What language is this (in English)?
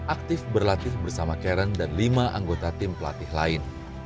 Indonesian